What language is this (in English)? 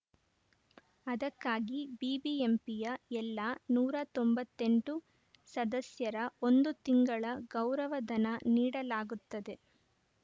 Kannada